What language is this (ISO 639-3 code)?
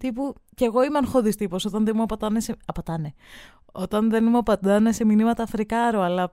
ell